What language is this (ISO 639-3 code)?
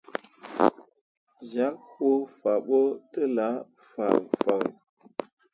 mua